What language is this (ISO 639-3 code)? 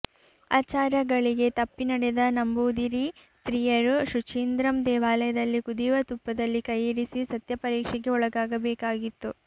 kan